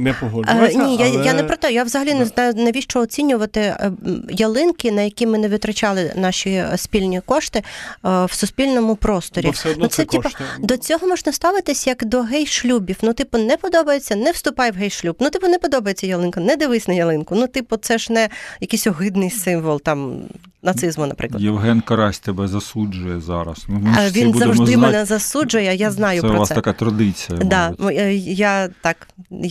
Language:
Ukrainian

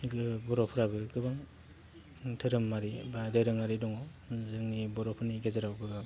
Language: Bodo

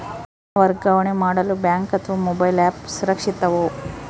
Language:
Kannada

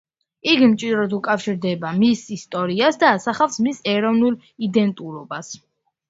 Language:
Georgian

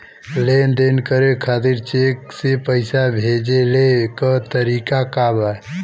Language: Bhojpuri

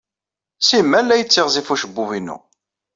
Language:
Kabyle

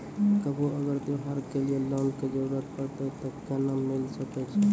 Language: Maithili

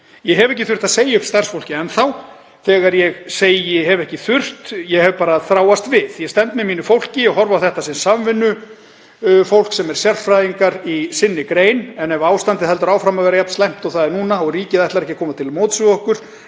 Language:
Icelandic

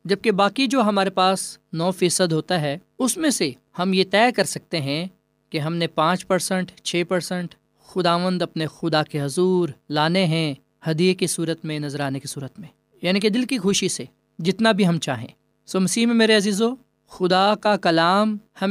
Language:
Urdu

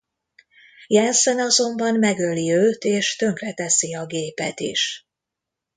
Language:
Hungarian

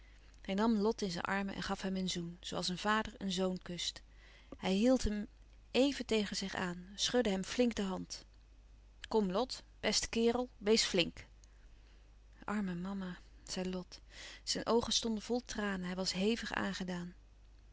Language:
Dutch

